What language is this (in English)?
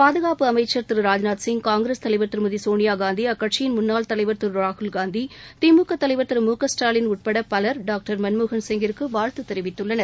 Tamil